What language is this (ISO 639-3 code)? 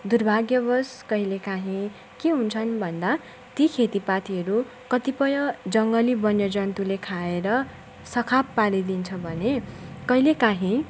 nep